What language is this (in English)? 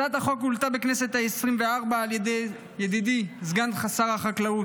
Hebrew